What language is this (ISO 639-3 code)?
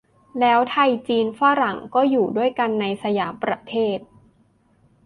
tha